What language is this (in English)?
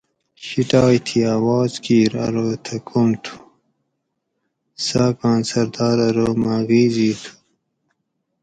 Gawri